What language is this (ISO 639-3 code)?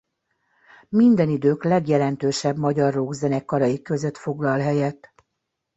hun